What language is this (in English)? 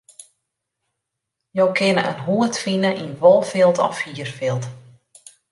Western Frisian